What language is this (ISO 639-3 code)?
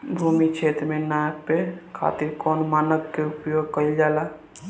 bho